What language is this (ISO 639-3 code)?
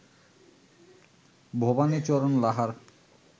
ben